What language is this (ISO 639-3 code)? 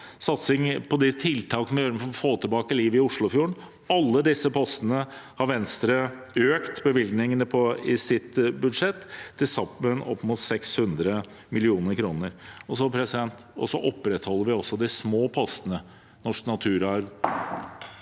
nor